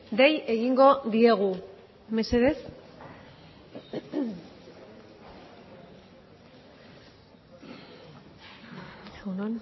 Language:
Basque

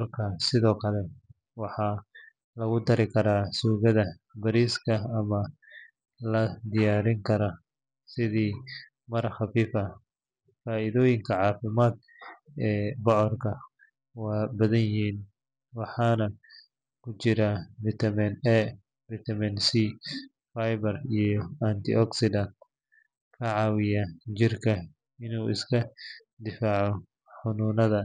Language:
Somali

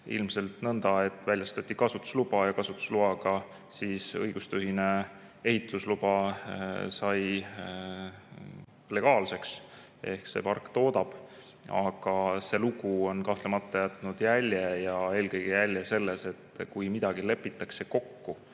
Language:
Estonian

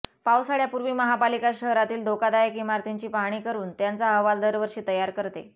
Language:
Marathi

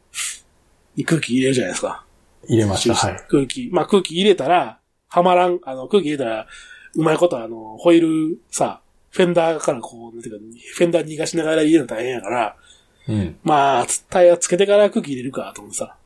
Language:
Japanese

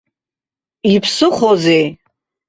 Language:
Abkhazian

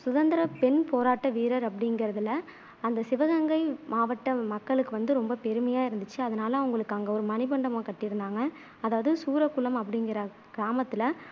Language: Tamil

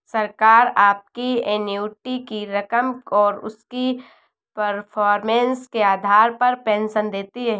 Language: Hindi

